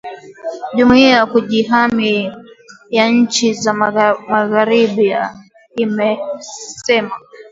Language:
Swahili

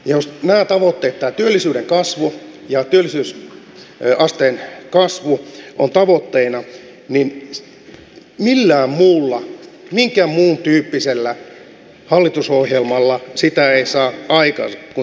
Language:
Finnish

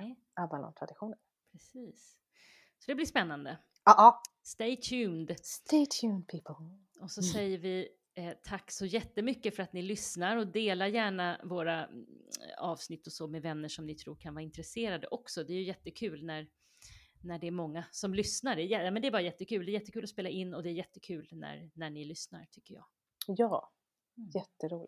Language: Swedish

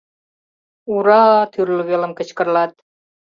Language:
Mari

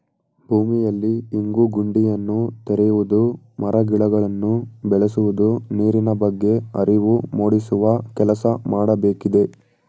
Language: Kannada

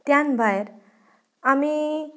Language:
Konkani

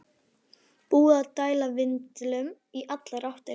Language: Icelandic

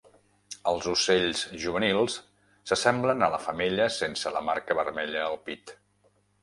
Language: Catalan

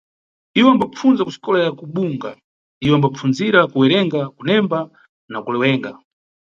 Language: Nyungwe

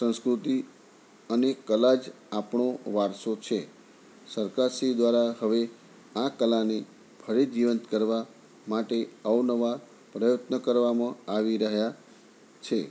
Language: Gujarati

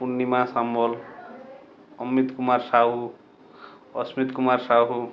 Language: Odia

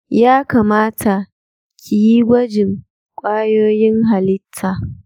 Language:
Hausa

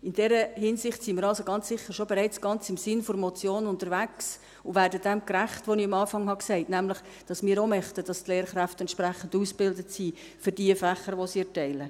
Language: Swiss German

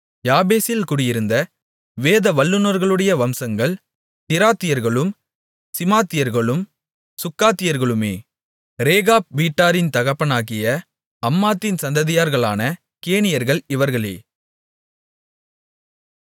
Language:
Tamil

